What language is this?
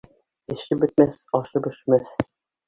Bashkir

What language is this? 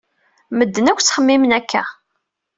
Kabyle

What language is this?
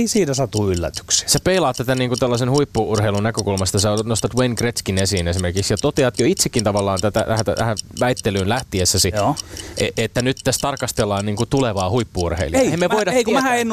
Finnish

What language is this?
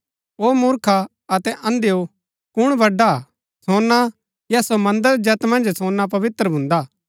Gaddi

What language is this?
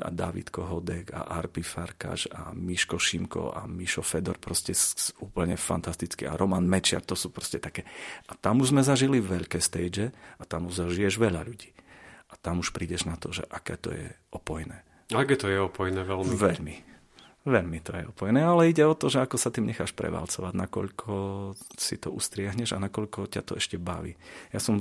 Slovak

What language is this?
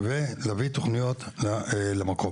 Hebrew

